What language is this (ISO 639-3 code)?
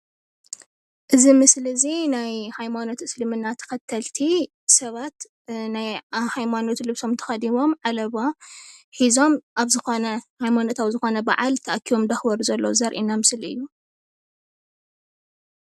tir